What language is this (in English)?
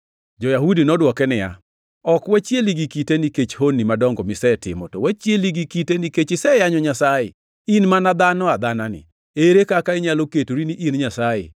Luo (Kenya and Tanzania)